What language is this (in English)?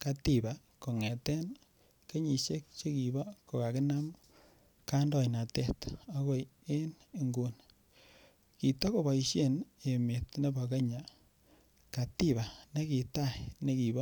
Kalenjin